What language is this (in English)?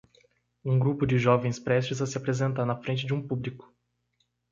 Portuguese